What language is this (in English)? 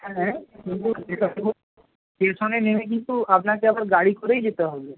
Bangla